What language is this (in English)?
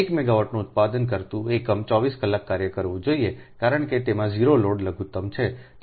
Gujarati